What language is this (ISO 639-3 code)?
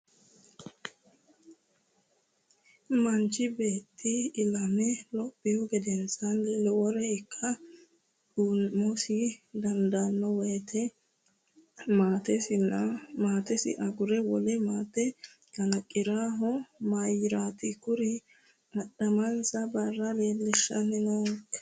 sid